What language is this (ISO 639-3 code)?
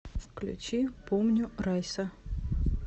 rus